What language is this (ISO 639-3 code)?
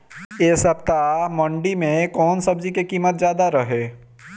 bho